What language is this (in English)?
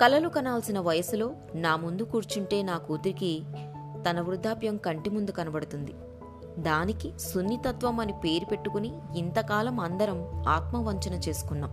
Telugu